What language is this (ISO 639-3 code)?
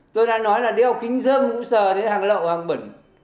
vie